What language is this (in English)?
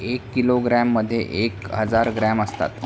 Marathi